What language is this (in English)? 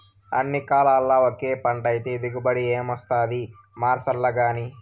Telugu